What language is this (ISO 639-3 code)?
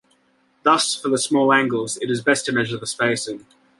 eng